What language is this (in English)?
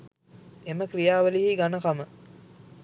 Sinhala